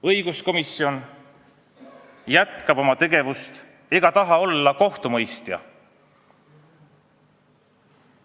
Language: Estonian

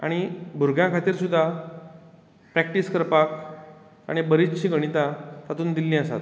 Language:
Konkani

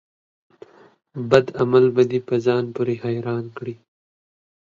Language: Pashto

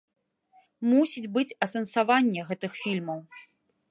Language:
Belarusian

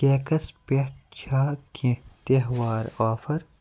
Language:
Kashmiri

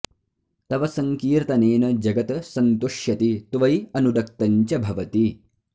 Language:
Sanskrit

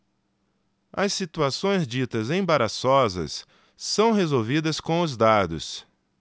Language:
Portuguese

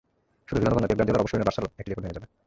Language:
Bangla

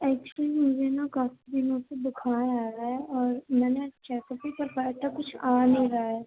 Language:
Urdu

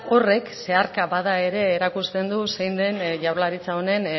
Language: Basque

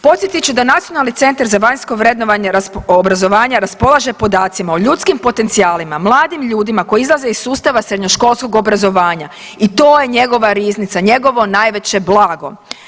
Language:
Croatian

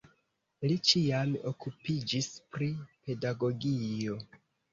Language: Esperanto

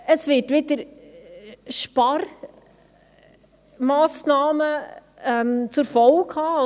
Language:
Swiss German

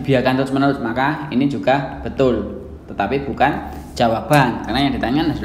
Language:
Indonesian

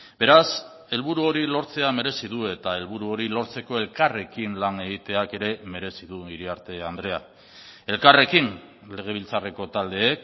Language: Basque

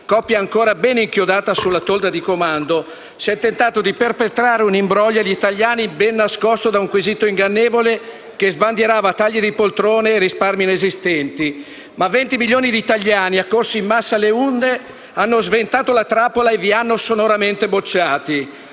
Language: Italian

